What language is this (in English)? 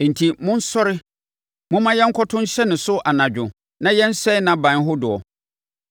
Akan